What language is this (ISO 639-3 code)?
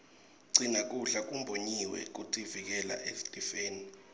ssw